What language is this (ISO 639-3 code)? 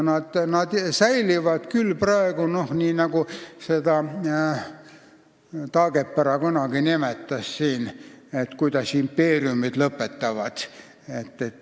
est